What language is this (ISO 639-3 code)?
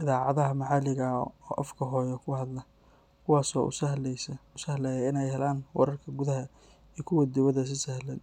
som